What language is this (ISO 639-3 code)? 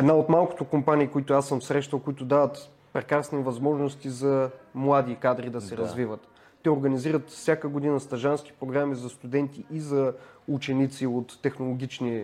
bul